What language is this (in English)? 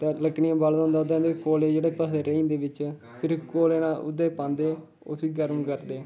Dogri